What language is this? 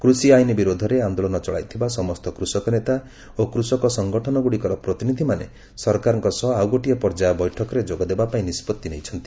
Odia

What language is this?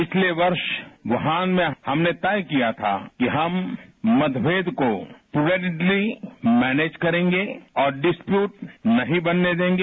Hindi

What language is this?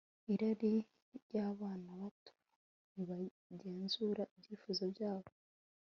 Kinyarwanda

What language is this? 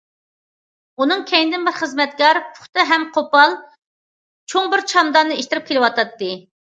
Uyghur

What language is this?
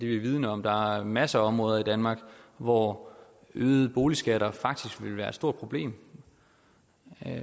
Danish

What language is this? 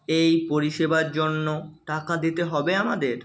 Bangla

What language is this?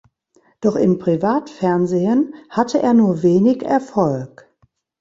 German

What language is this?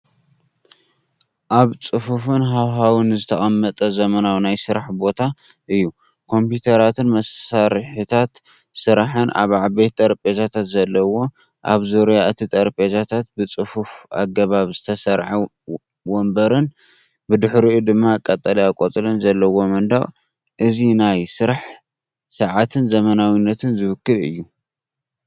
Tigrinya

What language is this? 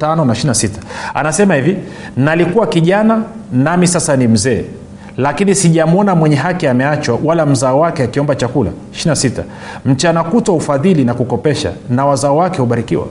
Swahili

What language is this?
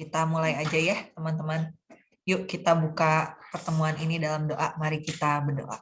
Indonesian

